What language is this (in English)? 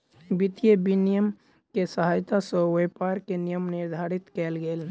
Maithili